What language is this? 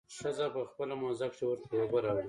Pashto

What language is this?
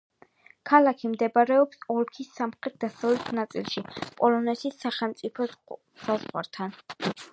Georgian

